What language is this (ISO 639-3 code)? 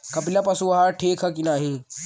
bho